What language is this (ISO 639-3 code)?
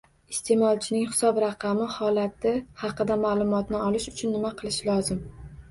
uzb